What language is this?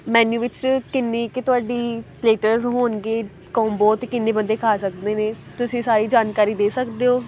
Punjabi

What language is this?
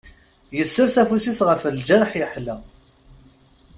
Kabyle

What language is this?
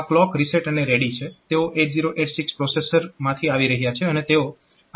Gujarati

